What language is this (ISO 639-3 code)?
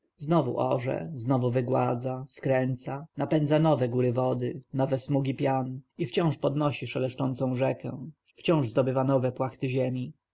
pol